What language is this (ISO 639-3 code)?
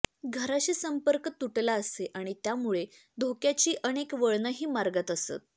mar